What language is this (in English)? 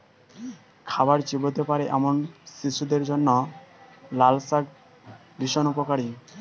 Bangla